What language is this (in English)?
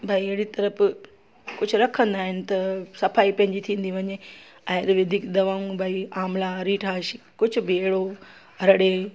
Sindhi